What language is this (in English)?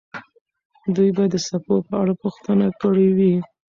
Pashto